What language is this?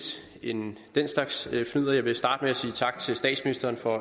Danish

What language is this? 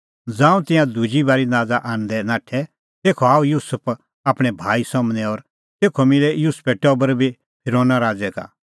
Kullu Pahari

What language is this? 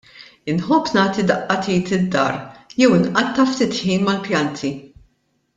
Maltese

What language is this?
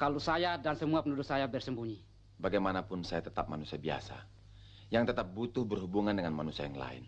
Indonesian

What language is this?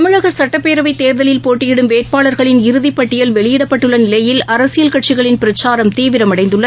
Tamil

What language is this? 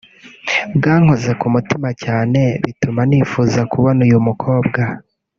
Kinyarwanda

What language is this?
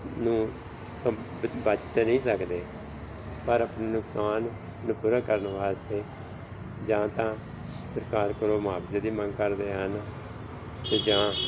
Punjabi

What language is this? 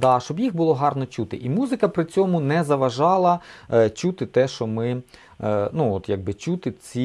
Ukrainian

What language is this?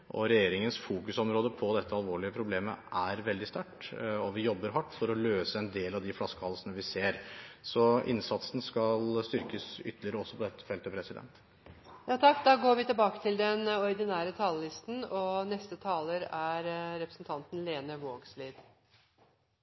Norwegian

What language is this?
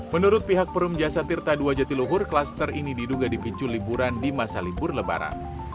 Indonesian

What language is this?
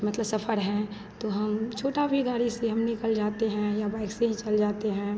Hindi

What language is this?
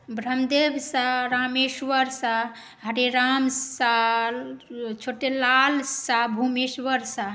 Maithili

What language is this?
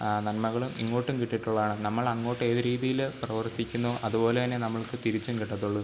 Malayalam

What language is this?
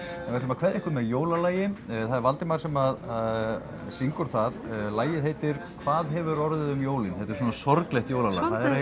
Icelandic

